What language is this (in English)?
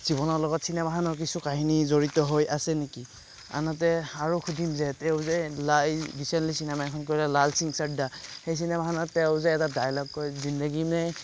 Assamese